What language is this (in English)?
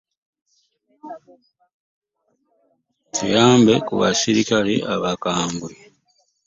Ganda